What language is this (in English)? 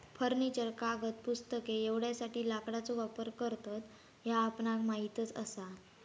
Marathi